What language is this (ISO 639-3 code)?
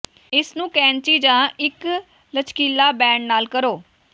pan